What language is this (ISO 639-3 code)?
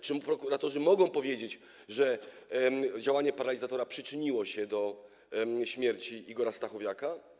pol